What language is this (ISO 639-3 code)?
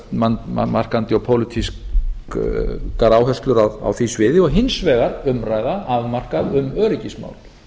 isl